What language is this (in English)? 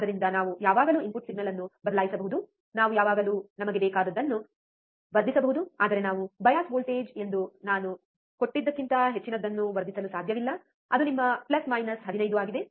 Kannada